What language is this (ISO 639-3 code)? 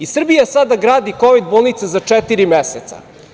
srp